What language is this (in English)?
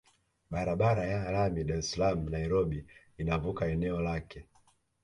Swahili